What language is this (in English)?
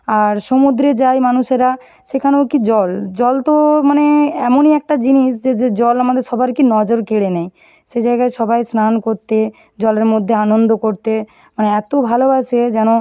Bangla